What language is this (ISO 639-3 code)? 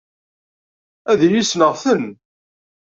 kab